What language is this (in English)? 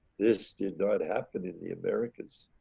English